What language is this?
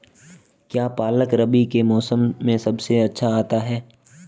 Hindi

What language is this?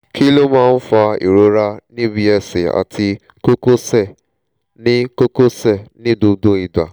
Yoruba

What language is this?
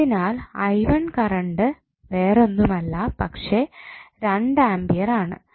Malayalam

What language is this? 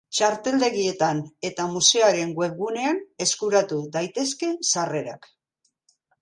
Basque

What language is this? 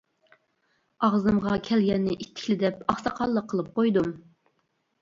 Uyghur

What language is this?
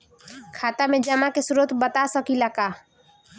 Bhojpuri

